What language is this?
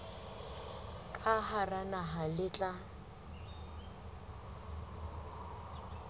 Southern Sotho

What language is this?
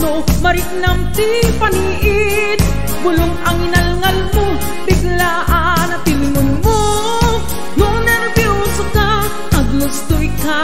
Indonesian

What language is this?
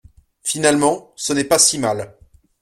French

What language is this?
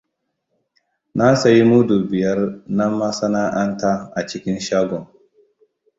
Hausa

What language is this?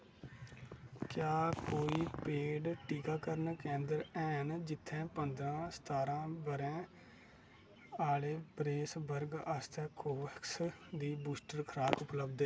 Dogri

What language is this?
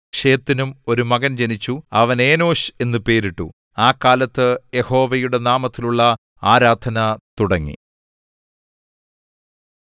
Malayalam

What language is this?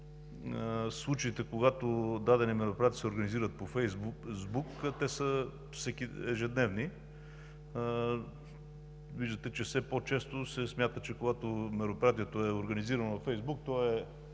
Bulgarian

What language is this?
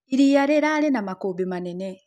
Kikuyu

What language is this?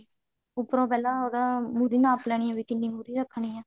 Punjabi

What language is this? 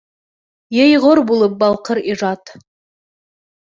Bashkir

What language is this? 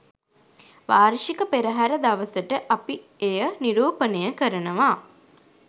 Sinhala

